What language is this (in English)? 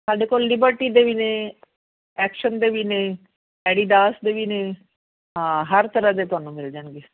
Punjabi